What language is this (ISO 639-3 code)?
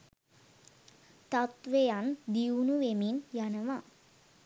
sin